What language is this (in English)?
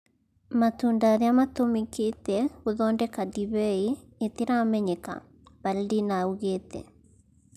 Kikuyu